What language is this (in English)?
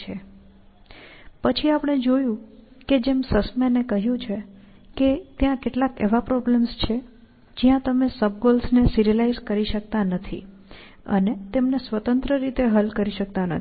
Gujarati